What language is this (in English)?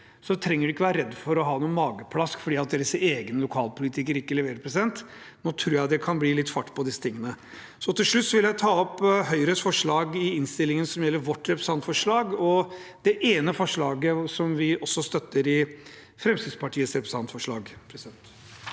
Norwegian